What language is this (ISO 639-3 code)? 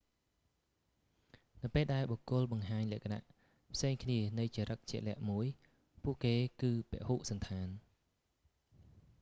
khm